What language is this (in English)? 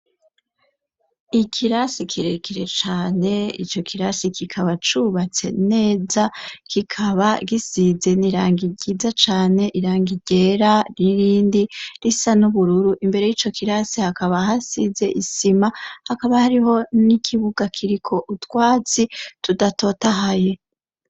Rundi